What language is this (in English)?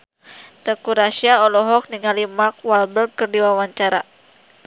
Sundanese